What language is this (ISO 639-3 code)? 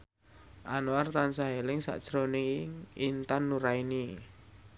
jav